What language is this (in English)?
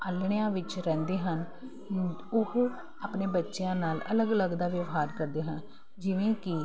Punjabi